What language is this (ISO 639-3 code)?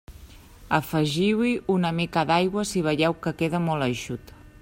cat